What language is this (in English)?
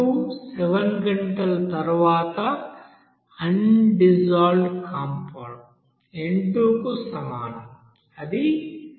Telugu